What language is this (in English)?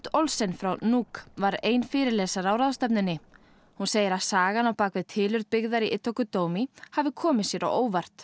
Icelandic